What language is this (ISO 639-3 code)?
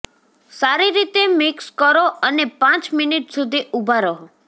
guj